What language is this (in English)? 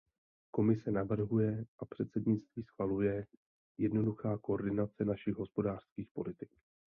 Czech